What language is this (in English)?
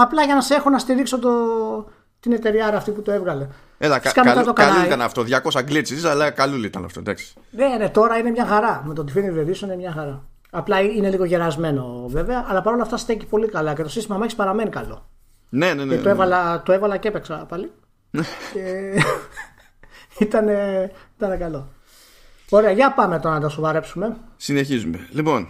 Greek